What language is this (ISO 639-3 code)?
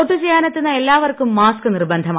mal